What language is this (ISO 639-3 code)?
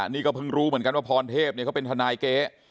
tha